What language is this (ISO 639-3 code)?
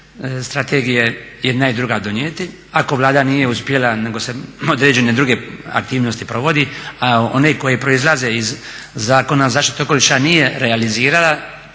hrv